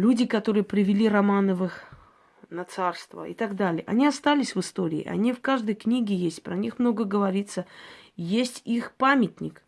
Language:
Russian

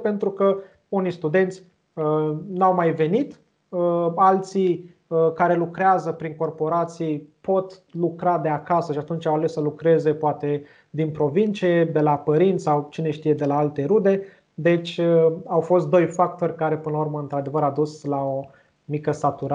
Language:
Romanian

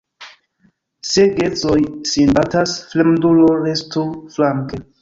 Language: Esperanto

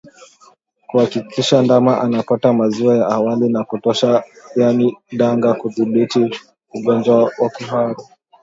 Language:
Swahili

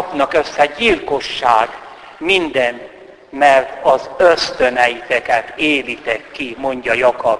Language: Hungarian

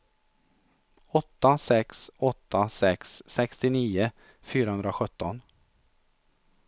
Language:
Swedish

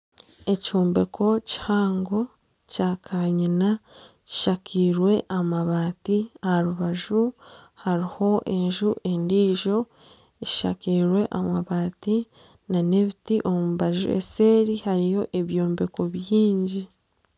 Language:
Nyankole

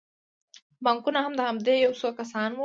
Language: Pashto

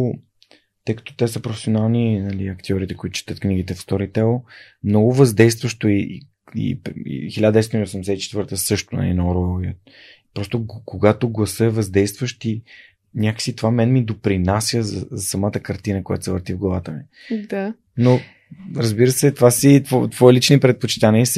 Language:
Bulgarian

